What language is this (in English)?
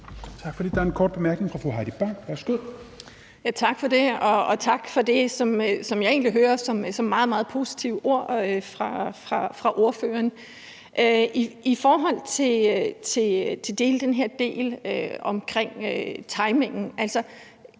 Danish